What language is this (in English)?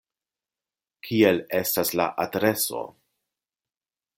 Esperanto